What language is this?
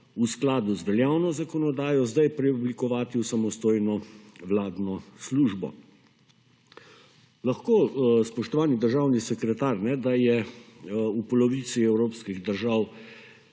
Slovenian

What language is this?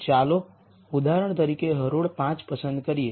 Gujarati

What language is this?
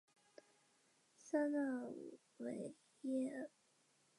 Chinese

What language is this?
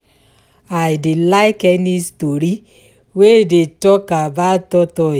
Nigerian Pidgin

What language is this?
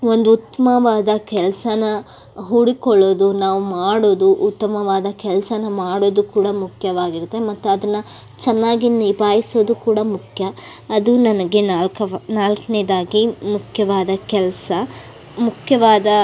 Kannada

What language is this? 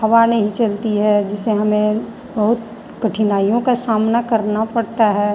Hindi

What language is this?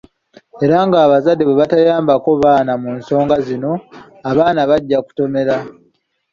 Ganda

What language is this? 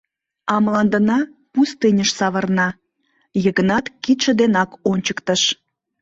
Mari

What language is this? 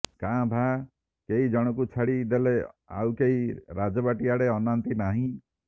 Odia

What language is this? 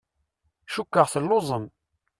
Kabyle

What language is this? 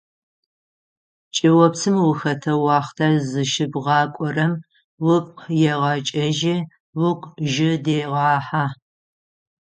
Adyghe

